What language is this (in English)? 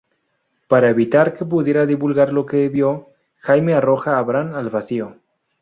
Spanish